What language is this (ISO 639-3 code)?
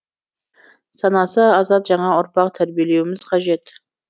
kaz